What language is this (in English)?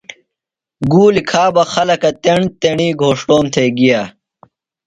Phalura